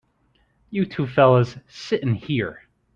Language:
English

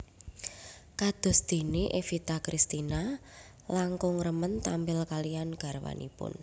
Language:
Javanese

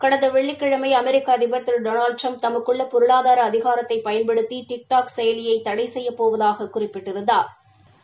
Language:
Tamil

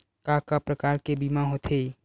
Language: Chhattisgarhi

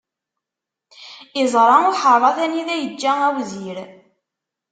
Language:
Kabyle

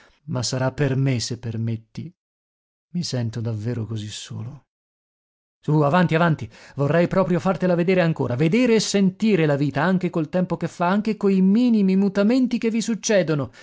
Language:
Italian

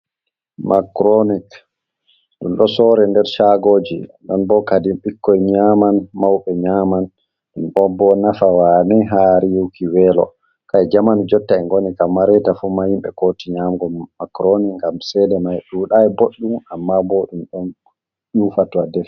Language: Fula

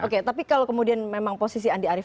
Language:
Indonesian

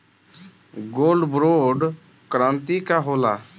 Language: Bhojpuri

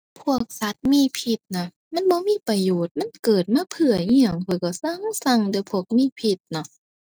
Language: Thai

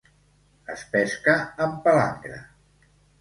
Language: Catalan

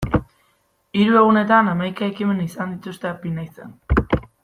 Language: Basque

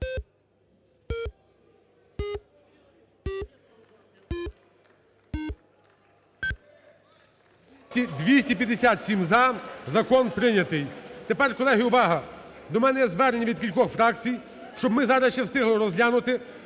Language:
Ukrainian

